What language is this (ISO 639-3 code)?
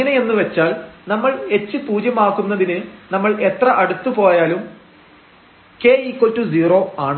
mal